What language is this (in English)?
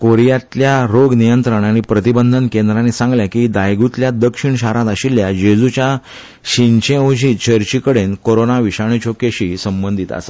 Konkani